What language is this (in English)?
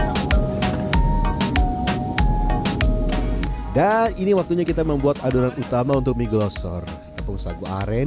Indonesian